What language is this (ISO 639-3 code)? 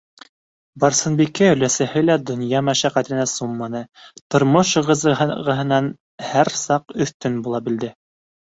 bak